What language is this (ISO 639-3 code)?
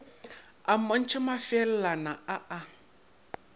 nso